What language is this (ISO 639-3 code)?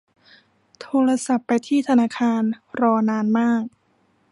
tha